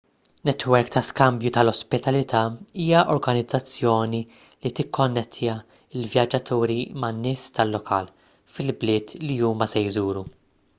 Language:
Maltese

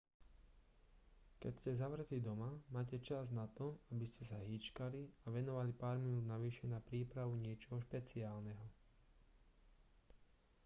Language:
Slovak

